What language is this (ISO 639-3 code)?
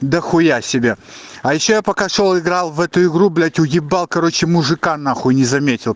rus